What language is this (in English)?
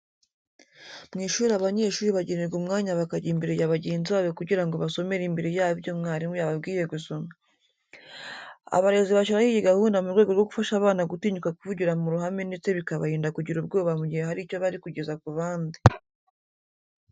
Kinyarwanda